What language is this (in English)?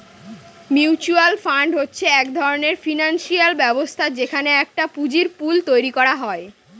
Bangla